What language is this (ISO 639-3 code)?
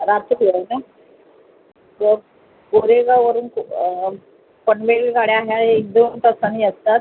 mar